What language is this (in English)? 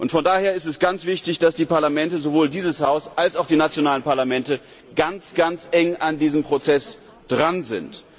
German